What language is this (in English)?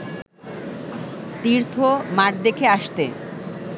Bangla